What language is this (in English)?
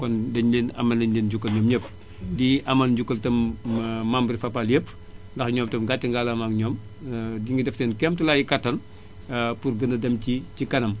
Wolof